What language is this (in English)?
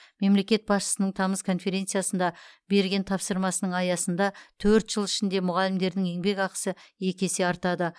Kazakh